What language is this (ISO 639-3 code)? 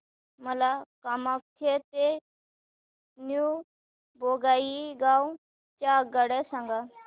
mar